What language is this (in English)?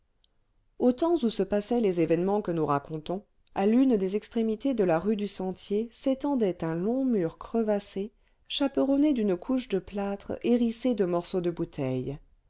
French